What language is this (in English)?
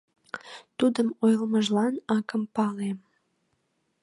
Mari